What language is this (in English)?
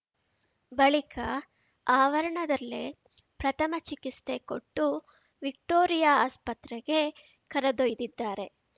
Kannada